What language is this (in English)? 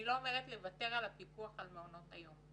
Hebrew